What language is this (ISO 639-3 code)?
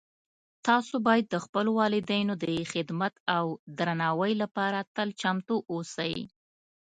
pus